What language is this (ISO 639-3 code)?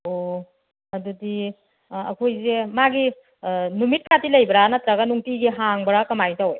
mni